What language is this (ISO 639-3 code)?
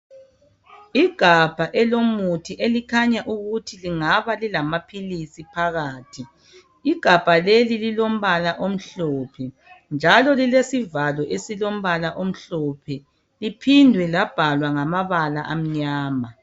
nde